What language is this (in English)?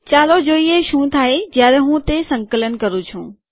Gujarati